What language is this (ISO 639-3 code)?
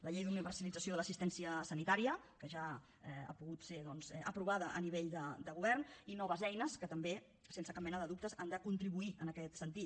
cat